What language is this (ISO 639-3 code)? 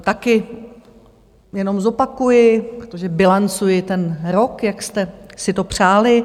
ces